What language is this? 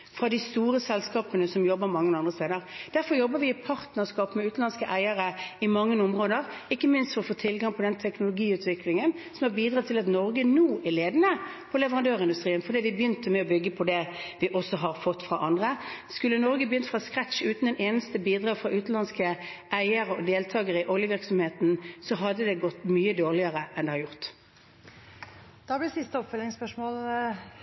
Norwegian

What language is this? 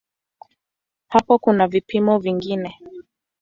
Swahili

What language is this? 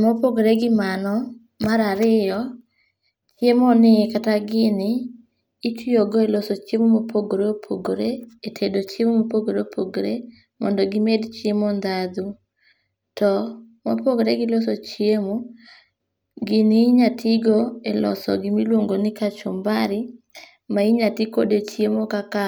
Luo (Kenya and Tanzania)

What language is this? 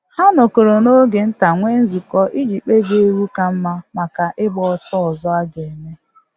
Igbo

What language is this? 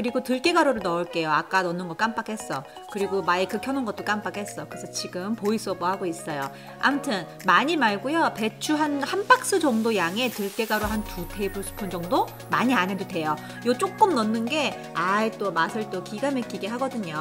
Korean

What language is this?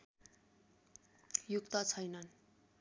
Nepali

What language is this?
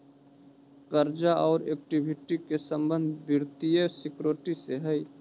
Magahi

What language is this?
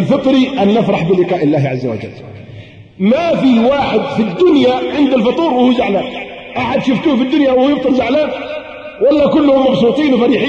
Arabic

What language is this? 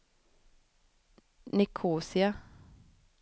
Swedish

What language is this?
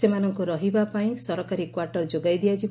Odia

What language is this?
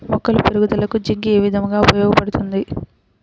Telugu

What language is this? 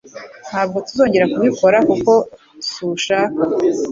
Kinyarwanda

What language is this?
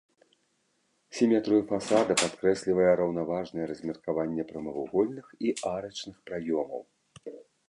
Belarusian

